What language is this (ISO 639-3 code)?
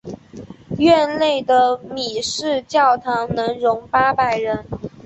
zho